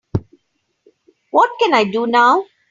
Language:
English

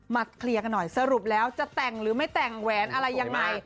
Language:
Thai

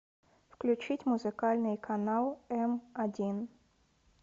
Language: Russian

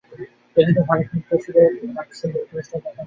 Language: Bangla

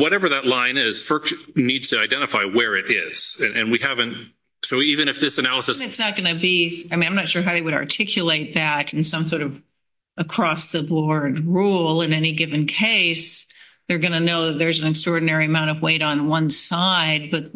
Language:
English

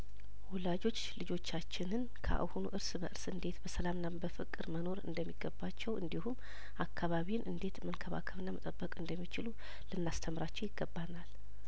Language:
Amharic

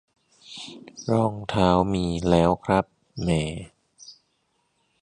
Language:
Thai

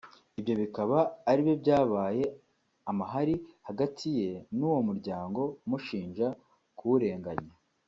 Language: Kinyarwanda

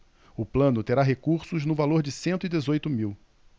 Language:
Portuguese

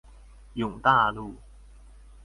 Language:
Chinese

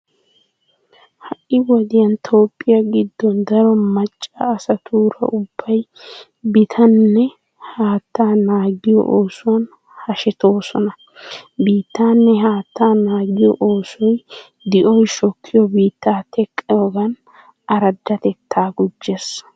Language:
Wolaytta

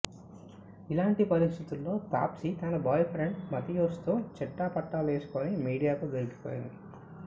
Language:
Telugu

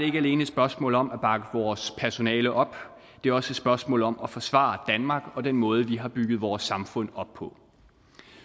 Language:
Danish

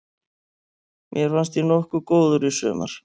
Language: Icelandic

